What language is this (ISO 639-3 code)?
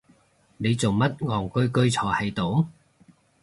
yue